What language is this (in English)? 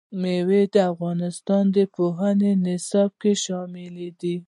Pashto